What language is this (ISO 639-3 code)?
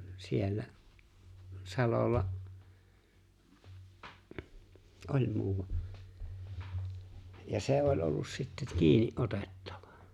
fin